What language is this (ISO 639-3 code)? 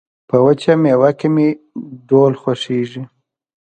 pus